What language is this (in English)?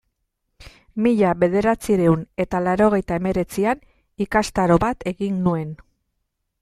Basque